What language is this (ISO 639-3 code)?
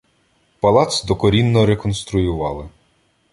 ukr